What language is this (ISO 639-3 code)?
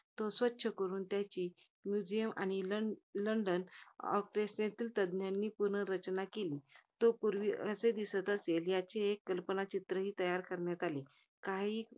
mar